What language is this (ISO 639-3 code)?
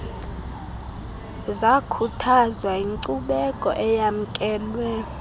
xho